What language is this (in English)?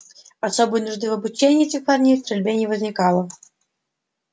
Russian